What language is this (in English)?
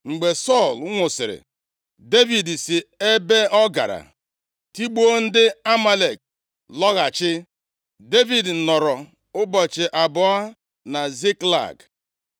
Igbo